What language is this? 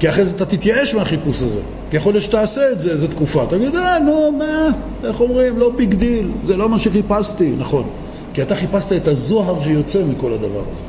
Hebrew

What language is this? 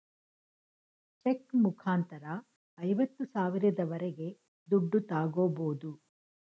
Kannada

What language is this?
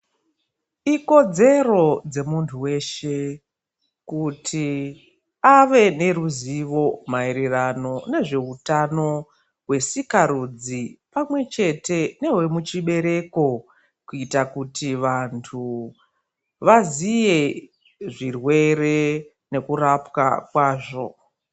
Ndau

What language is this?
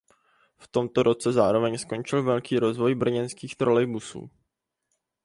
Czech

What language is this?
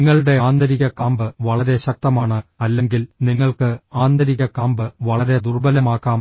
Malayalam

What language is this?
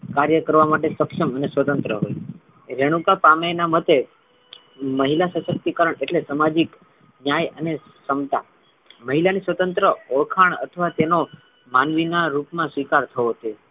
Gujarati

